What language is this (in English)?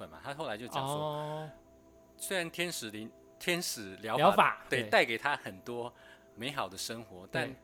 Chinese